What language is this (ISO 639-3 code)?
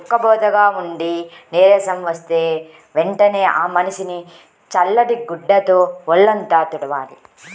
tel